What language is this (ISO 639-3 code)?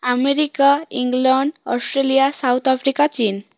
ori